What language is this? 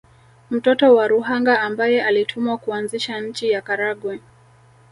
Swahili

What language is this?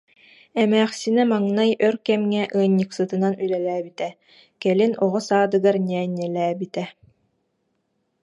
Yakut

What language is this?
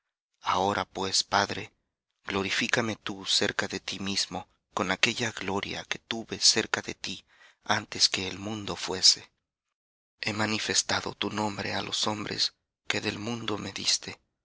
Spanish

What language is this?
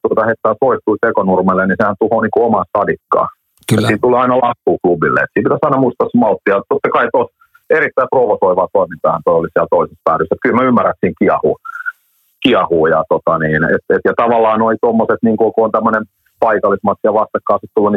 Finnish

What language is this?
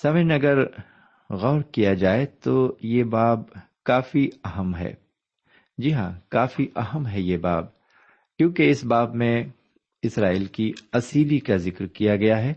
Urdu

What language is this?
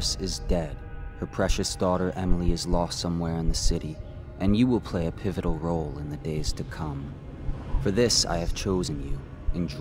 Polish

